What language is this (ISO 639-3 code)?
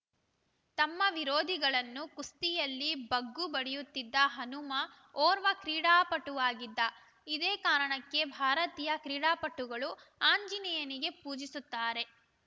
kan